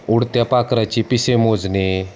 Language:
Marathi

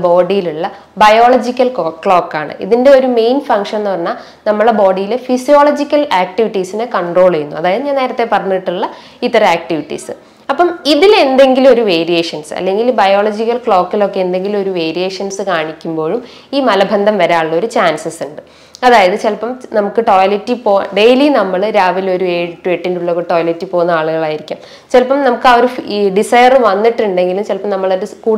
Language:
Malayalam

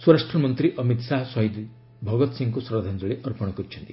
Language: Odia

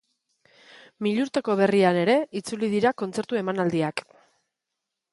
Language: Basque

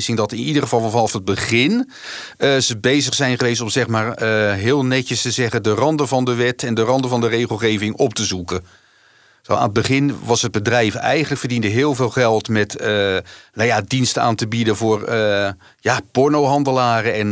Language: Dutch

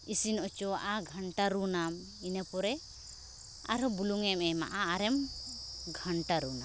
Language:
Santali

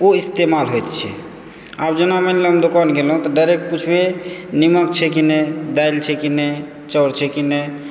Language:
Maithili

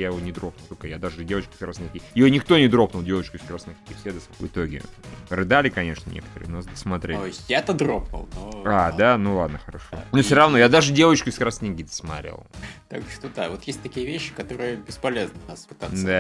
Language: Russian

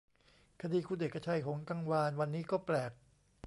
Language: Thai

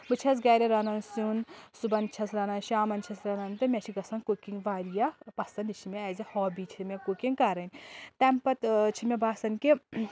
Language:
Kashmiri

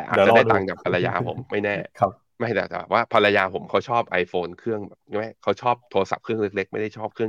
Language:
Thai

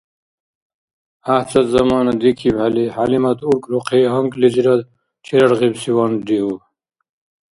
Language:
Dargwa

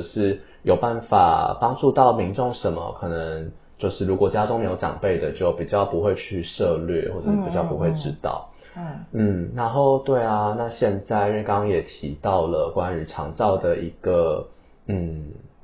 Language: Chinese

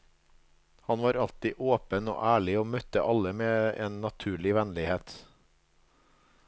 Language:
Norwegian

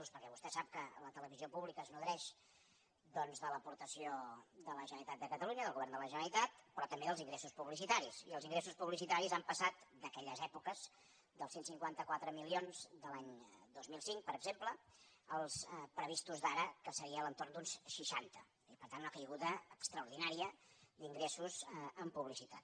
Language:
Catalan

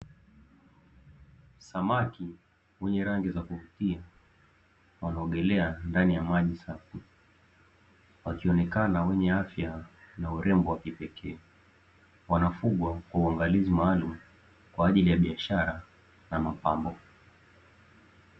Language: Swahili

